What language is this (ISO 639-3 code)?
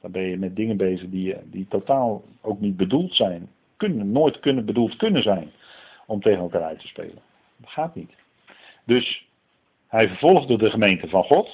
nld